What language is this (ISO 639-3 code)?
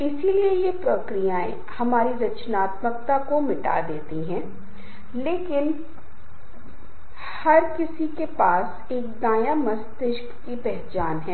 hin